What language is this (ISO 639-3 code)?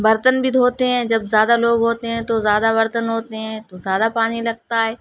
urd